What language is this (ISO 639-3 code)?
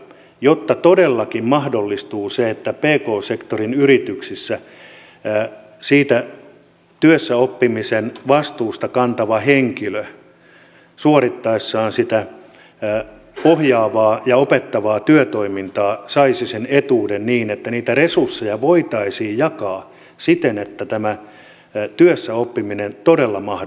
fin